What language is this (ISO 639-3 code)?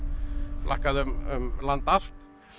isl